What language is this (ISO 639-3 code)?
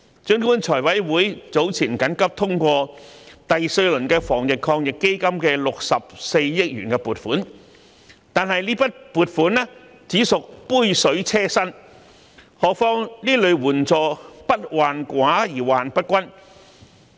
yue